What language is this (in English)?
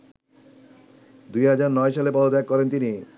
Bangla